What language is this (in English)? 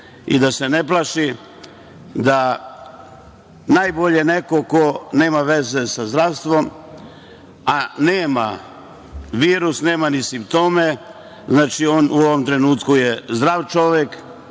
Serbian